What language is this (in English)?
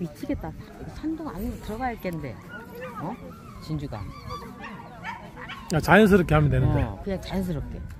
Korean